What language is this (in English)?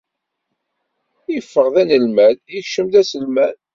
Kabyle